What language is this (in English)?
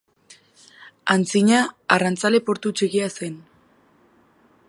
Basque